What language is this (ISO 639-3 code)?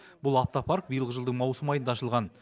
kaz